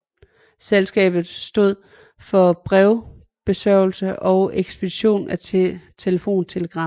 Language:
Danish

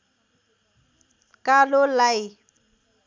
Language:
Nepali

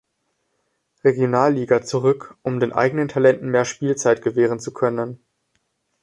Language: German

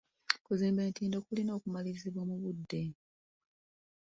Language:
Ganda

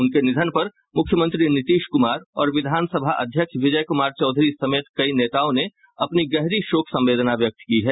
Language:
Hindi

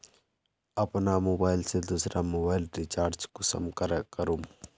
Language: Magahi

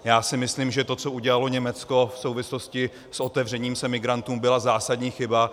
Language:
Czech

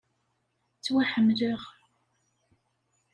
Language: Kabyle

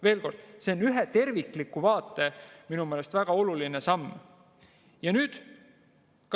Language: Estonian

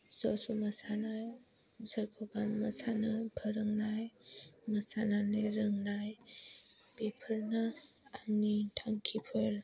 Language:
Bodo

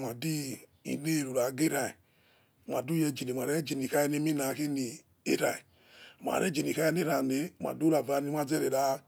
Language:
Yekhee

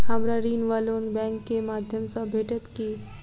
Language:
Maithili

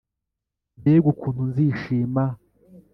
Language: Kinyarwanda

